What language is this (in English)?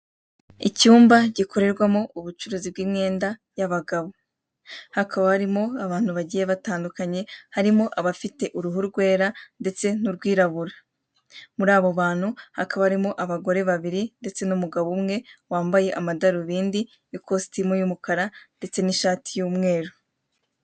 Kinyarwanda